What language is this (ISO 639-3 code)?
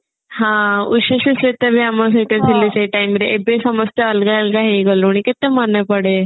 ori